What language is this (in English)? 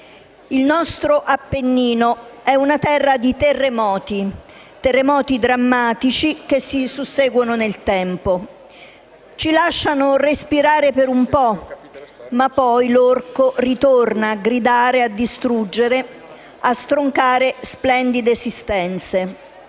Italian